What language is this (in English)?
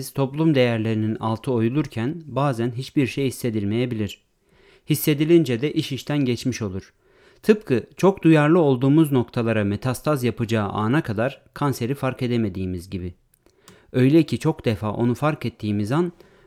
Turkish